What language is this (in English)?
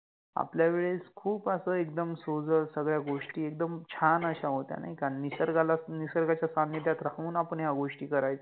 Marathi